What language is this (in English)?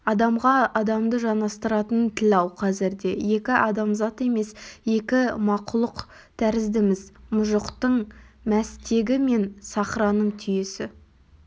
Kazakh